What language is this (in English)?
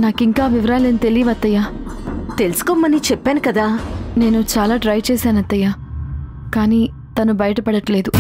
Telugu